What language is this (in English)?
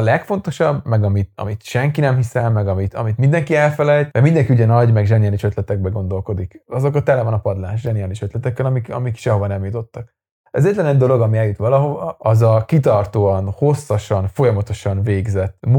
Hungarian